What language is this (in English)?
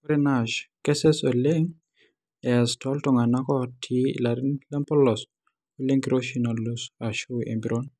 Masai